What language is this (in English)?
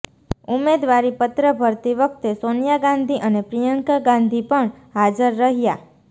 Gujarati